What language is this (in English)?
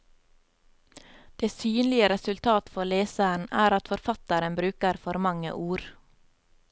Norwegian